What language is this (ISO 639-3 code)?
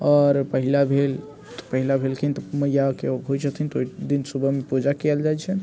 mai